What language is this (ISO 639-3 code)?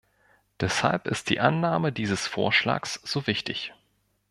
deu